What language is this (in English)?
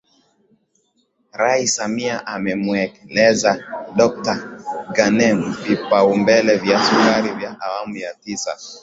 Swahili